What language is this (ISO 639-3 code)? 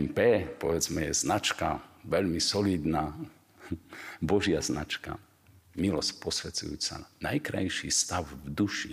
slk